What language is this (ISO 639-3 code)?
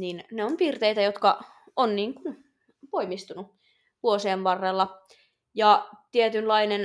fin